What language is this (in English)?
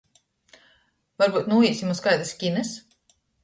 Latgalian